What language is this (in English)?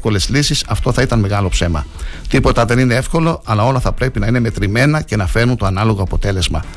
Greek